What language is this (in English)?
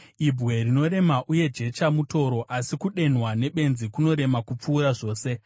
Shona